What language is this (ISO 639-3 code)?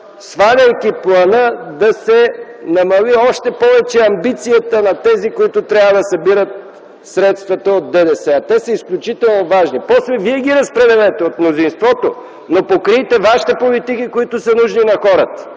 bul